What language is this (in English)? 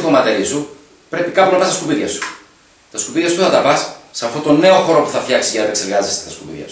Greek